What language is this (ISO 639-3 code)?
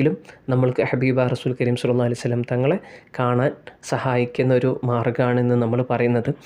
ara